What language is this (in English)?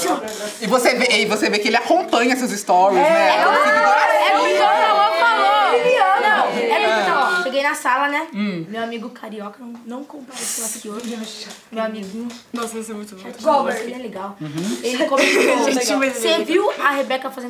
Portuguese